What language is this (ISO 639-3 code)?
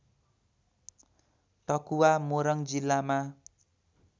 nep